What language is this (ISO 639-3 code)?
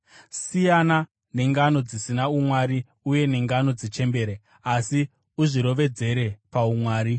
sna